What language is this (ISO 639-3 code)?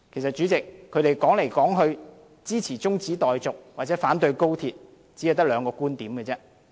yue